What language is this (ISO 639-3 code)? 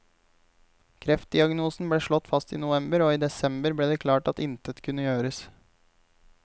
nor